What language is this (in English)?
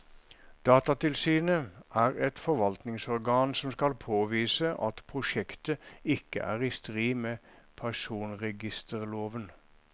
Norwegian